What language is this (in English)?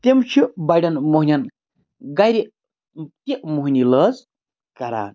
Kashmiri